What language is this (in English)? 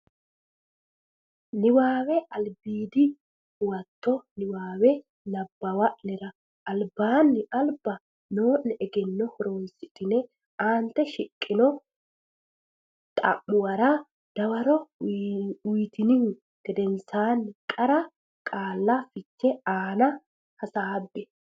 Sidamo